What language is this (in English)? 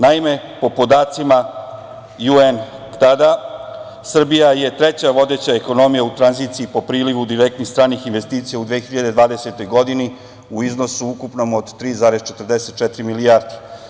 Serbian